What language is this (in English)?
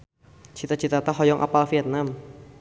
Sundanese